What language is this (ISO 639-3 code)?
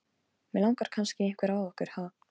isl